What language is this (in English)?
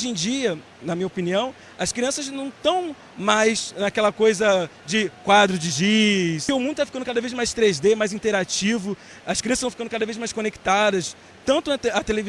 Portuguese